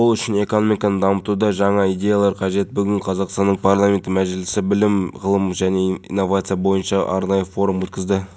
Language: Kazakh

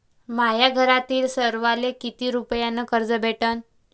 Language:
Marathi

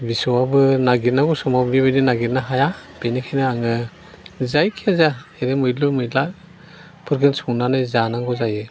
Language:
Bodo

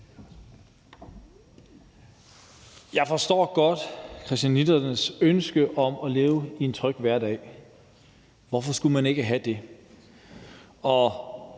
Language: Danish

